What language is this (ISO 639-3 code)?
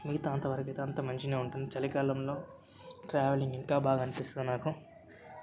tel